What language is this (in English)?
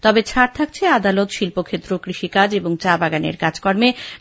Bangla